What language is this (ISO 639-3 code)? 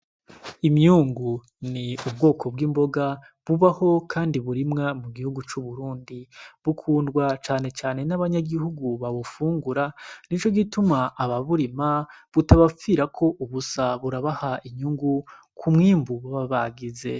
run